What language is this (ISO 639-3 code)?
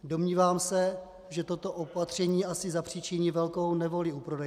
ces